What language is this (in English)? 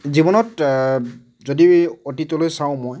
Assamese